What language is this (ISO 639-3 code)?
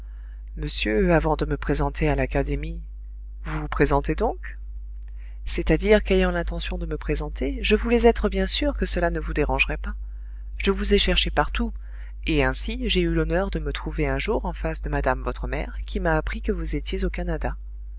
fra